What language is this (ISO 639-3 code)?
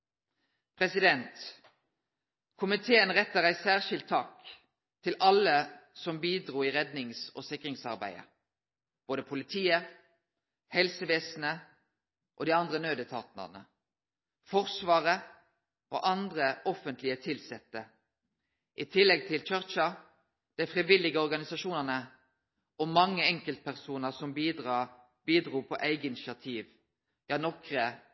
nno